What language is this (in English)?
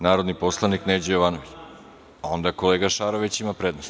Serbian